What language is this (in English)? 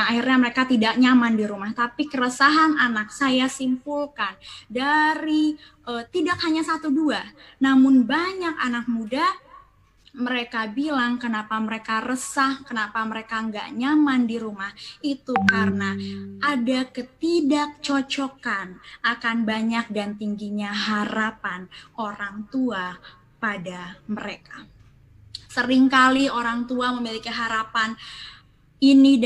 Indonesian